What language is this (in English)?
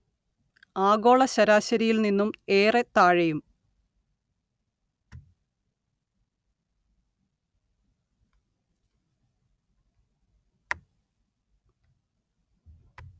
Malayalam